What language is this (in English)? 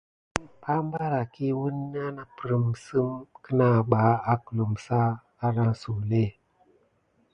Gidar